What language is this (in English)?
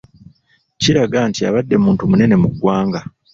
Ganda